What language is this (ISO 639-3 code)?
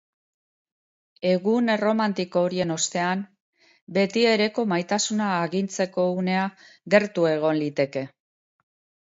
eus